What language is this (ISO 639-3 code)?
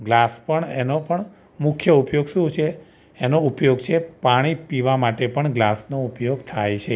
guj